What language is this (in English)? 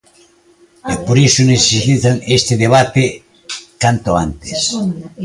Galician